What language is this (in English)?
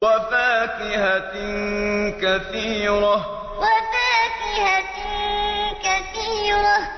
Arabic